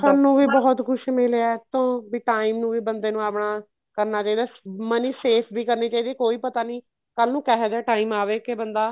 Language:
Punjabi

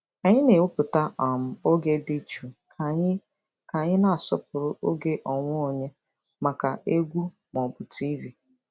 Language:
Igbo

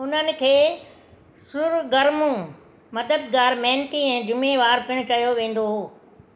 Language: Sindhi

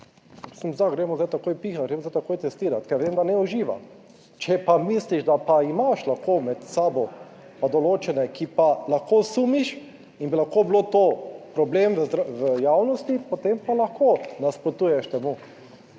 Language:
Slovenian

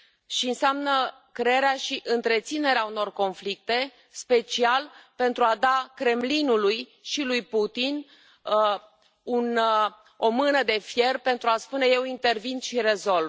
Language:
Romanian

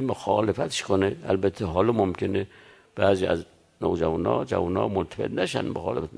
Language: Persian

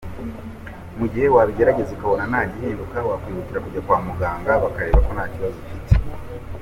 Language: Kinyarwanda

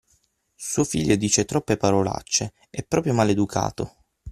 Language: Italian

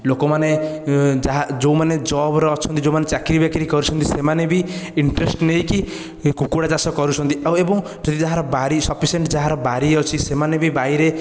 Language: Odia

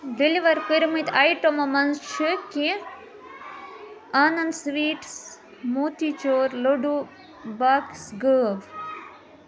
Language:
Kashmiri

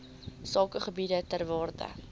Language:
Afrikaans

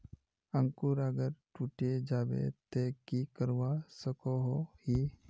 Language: Magahi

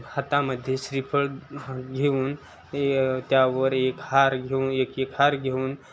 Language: Marathi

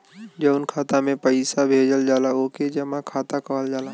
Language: Bhojpuri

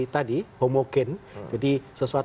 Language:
Indonesian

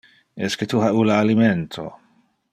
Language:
Interlingua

